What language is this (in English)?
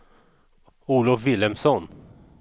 Swedish